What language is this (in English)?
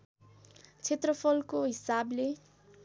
Nepali